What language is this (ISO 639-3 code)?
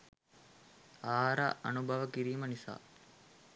sin